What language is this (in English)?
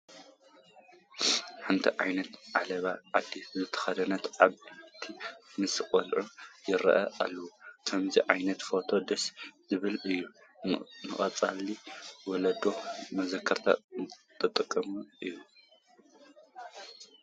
Tigrinya